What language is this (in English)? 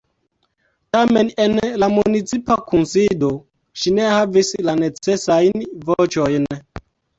Esperanto